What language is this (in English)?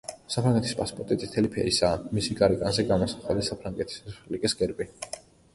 Georgian